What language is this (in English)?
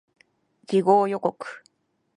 Japanese